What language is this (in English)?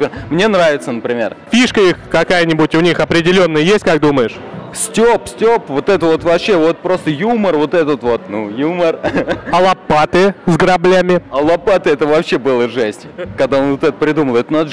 Russian